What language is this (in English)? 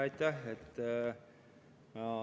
Estonian